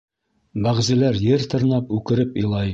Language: Bashkir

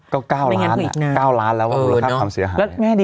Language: Thai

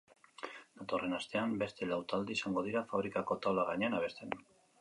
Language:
Basque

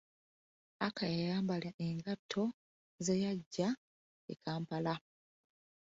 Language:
Ganda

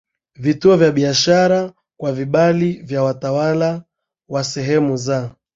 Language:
Swahili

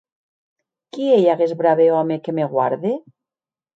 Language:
Occitan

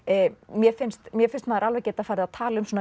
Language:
Icelandic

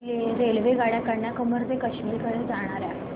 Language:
Marathi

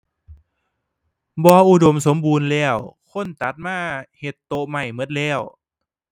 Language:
Thai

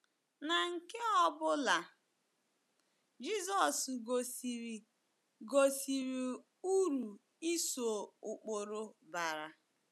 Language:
Igbo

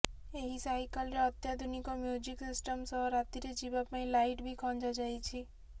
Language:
Odia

